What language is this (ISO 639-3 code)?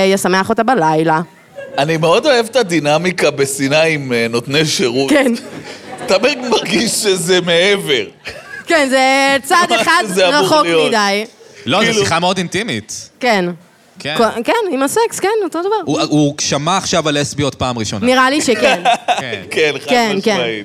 heb